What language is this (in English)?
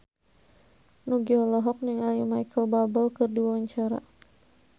Sundanese